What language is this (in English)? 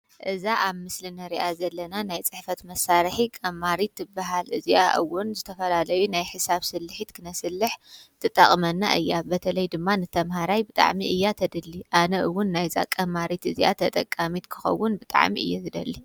Tigrinya